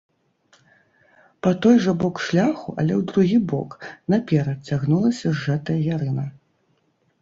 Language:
Belarusian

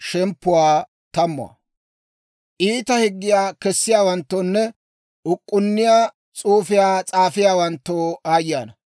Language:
Dawro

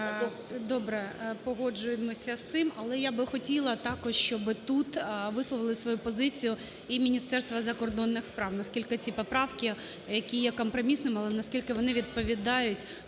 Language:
Ukrainian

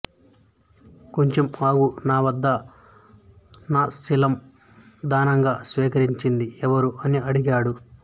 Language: Telugu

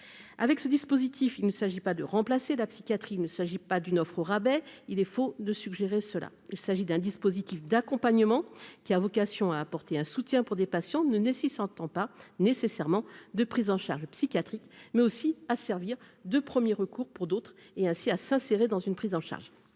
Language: French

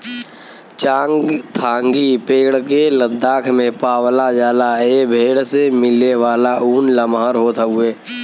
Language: Bhojpuri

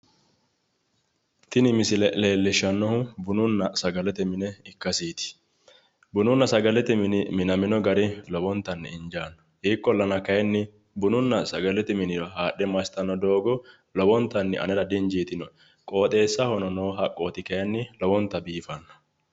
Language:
Sidamo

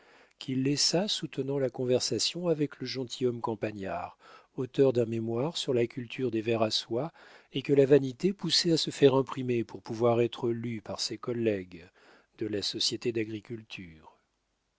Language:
French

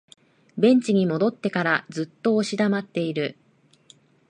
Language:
Japanese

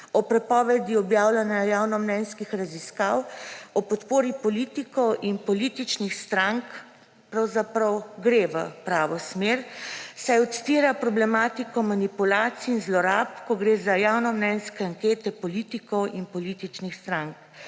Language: Slovenian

